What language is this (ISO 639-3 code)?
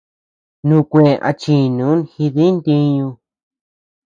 cux